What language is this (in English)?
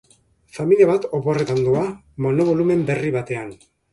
Basque